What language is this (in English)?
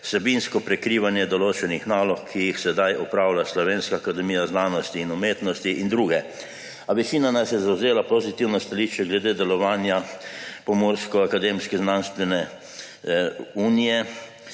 Slovenian